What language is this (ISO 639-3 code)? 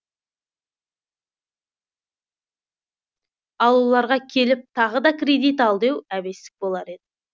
kaz